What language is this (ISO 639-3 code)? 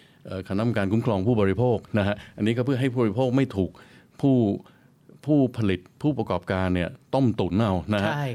tha